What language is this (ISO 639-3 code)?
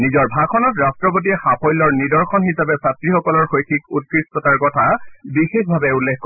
asm